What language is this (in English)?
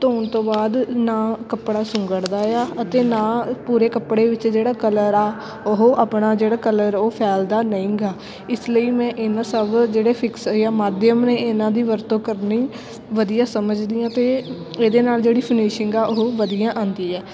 Punjabi